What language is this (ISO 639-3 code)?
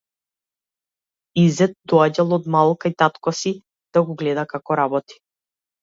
mkd